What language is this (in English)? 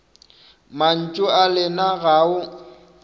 Northern Sotho